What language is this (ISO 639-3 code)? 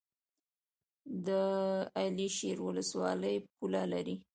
pus